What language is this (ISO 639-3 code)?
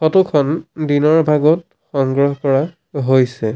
asm